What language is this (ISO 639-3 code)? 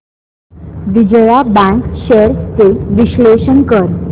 mar